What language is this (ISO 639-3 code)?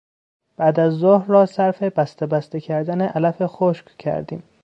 fas